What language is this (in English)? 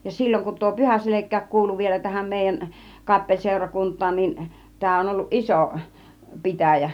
Finnish